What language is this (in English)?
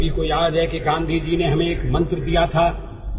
Odia